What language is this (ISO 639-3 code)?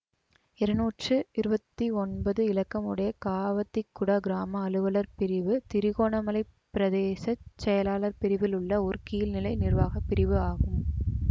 tam